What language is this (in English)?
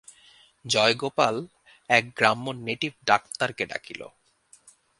Bangla